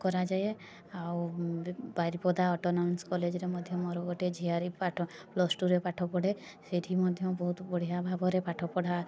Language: Odia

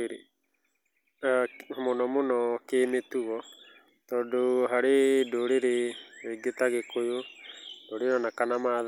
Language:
Kikuyu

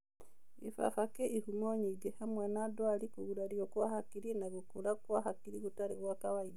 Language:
Kikuyu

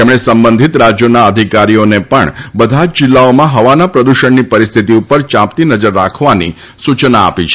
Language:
Gujarati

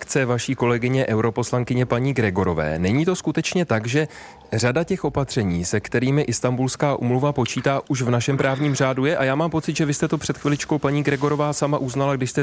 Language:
Czech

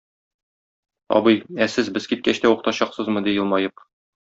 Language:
Tatar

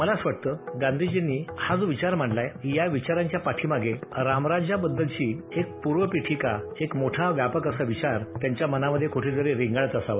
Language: Marathi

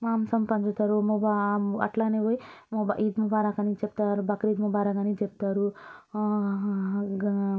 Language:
Telugu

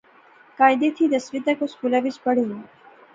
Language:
Pahari-Potwari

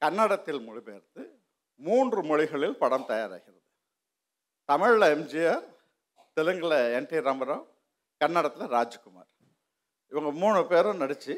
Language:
Tamil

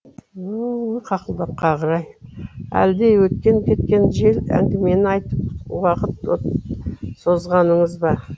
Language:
Kazakh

